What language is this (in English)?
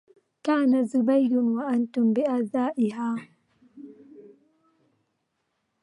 Arabic